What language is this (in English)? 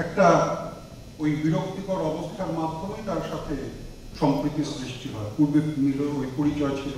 Romanian